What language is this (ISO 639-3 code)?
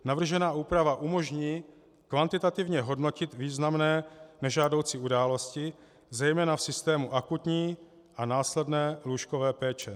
ces